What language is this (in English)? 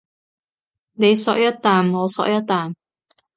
Cantonese